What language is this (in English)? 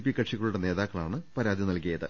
Malayalam